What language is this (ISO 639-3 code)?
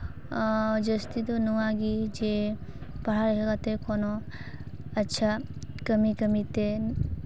sat